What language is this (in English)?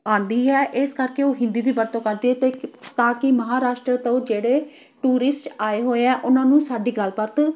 Punjabi